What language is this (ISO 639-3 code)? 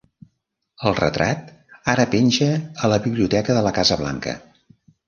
cat